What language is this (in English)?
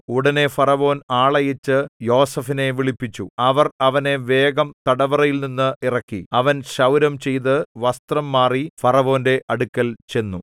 Malayalam